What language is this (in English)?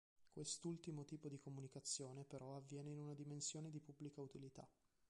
Italian